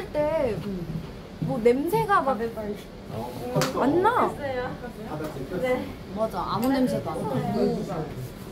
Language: Korean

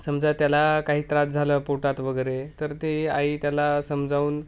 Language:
Marathi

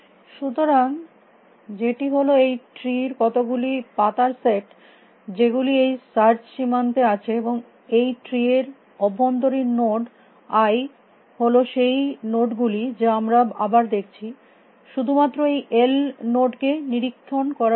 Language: Bangla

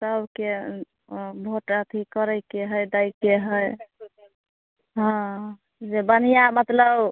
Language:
Maithili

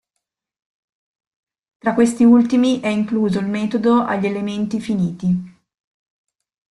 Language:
Italian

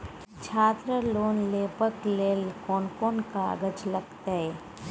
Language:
Maithili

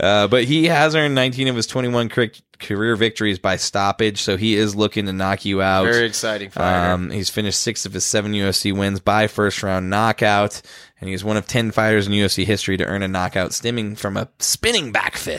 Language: English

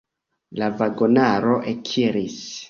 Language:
Esperanto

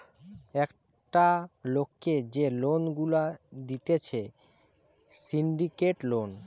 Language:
Bangla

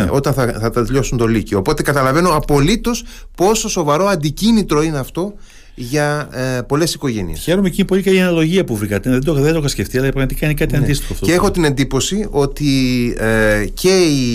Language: Greek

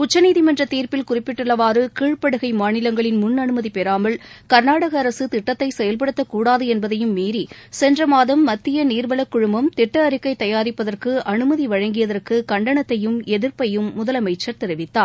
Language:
Tamil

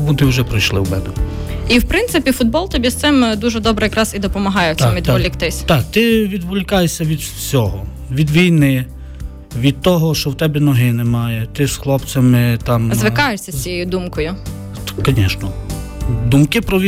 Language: Ukrainian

